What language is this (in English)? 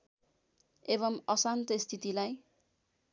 Nepali